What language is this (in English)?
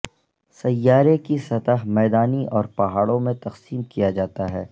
Urdu